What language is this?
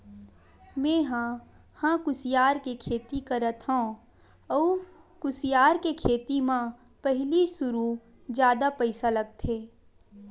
Chhattisgarhi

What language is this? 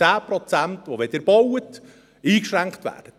Swiss German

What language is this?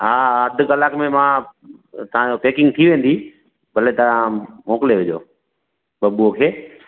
Sindhi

